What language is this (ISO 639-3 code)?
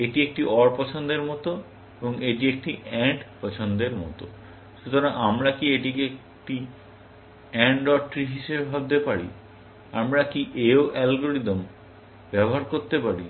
ben